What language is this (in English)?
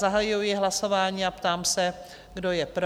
Czech